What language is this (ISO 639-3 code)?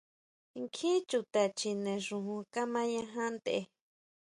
mau